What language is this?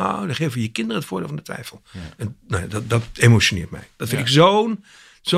Dutch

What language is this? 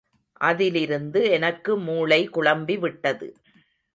Tamil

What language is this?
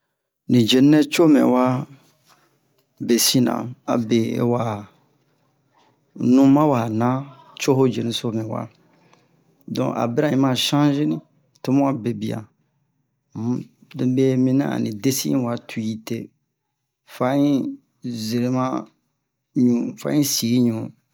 Bomu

